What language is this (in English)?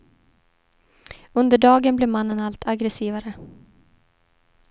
Swedish